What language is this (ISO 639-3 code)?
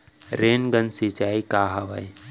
hne